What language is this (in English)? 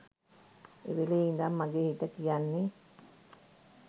Sinhala